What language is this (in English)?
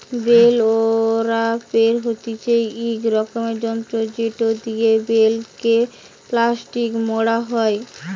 Bangla